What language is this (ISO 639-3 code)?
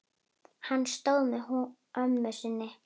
isl